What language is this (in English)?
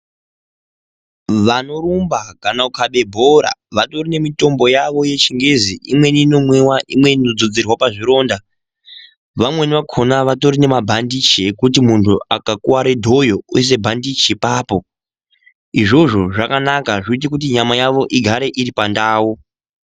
Ndau